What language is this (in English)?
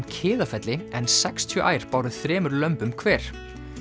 Icelandic